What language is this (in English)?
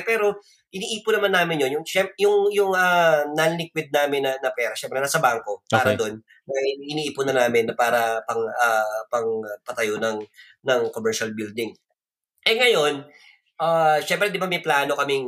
Filipino